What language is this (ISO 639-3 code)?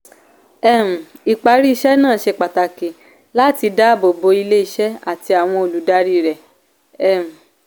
yor